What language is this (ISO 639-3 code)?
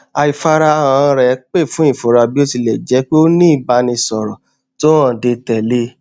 yor